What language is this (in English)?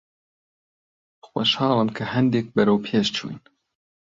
Central Kurdish